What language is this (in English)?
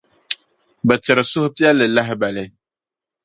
Dagbani